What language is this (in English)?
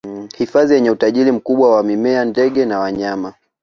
Swahili